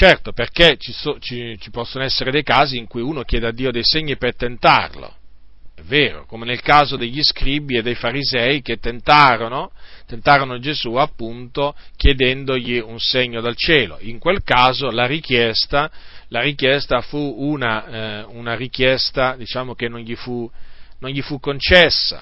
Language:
Italian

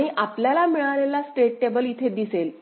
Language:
Marathi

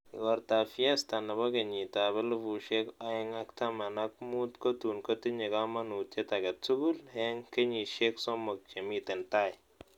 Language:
Kalenjin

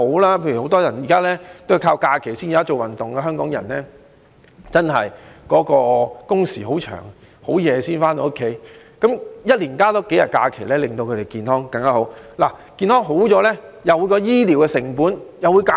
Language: Cantonese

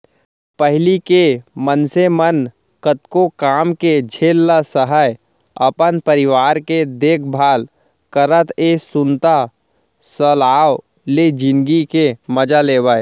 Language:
Chhattisgarhi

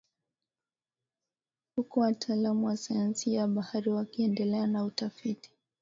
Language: Swahili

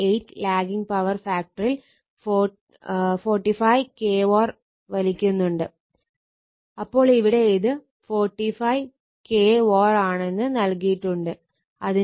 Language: Malayalam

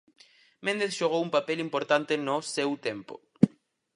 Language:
Galician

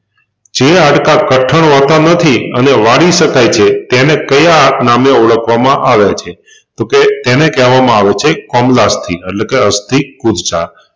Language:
Gujarati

